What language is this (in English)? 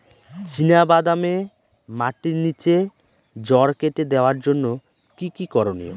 Bangla